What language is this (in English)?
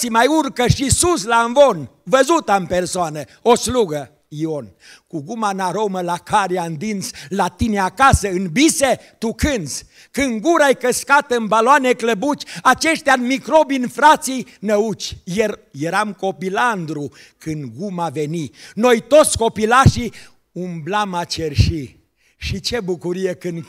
Romanian